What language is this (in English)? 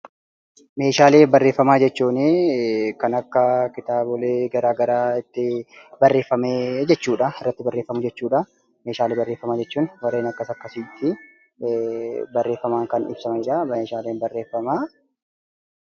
Oromo